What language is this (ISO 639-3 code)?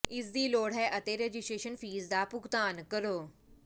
pan